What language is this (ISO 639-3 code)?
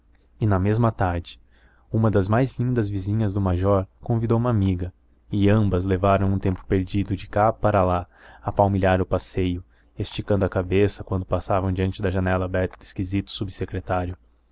por